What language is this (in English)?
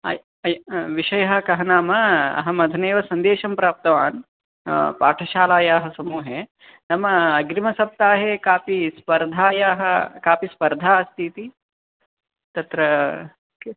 Sanskrit